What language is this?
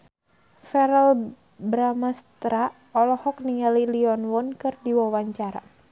Sundanese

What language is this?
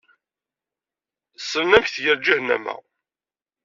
Kabyle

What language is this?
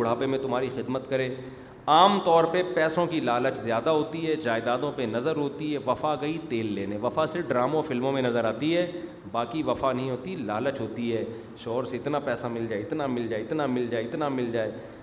Urdu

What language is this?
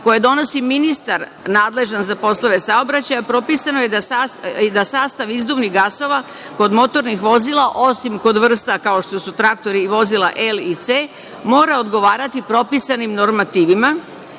Serbian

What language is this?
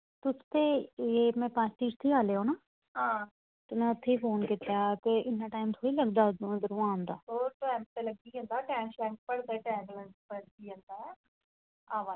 Dogri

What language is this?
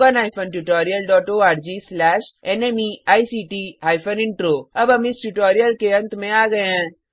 Hindi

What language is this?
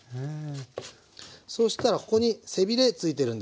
Japanese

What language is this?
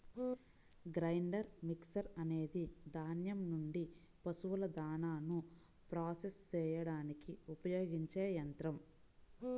Telugu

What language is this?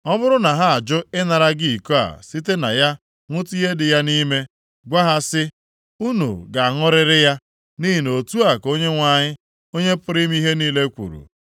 Igbo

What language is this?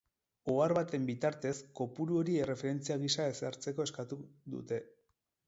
Basque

